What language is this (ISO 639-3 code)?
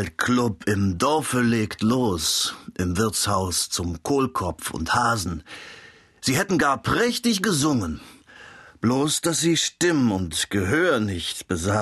deu